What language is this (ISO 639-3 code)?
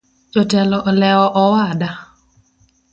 luo